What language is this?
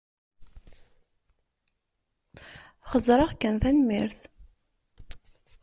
Kabyle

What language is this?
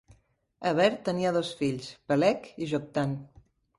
Catalan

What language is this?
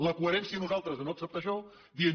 Catalan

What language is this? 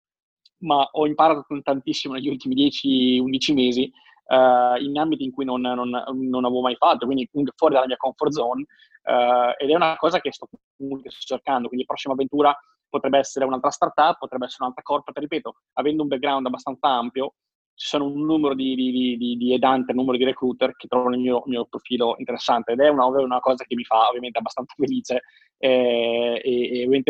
Italian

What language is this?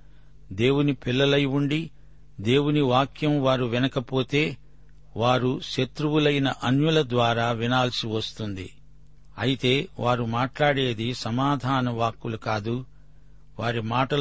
Telugu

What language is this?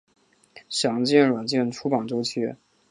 Chinese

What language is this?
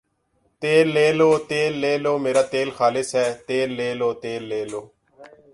Urdu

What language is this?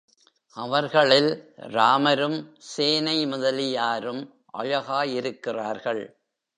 Tamil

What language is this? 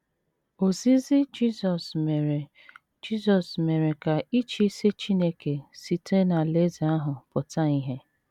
Igbo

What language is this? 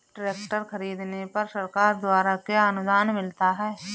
Hindi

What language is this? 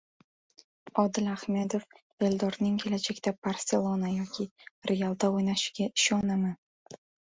Uzbek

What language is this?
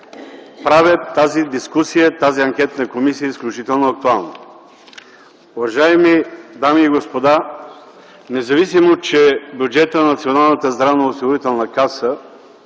Bulgarian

